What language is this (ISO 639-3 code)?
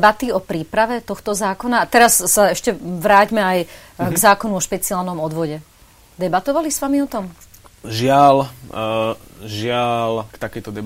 slk